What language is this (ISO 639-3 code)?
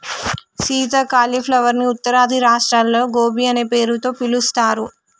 tel